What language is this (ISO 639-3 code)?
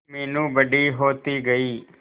hin